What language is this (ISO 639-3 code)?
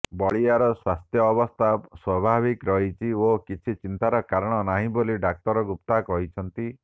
ori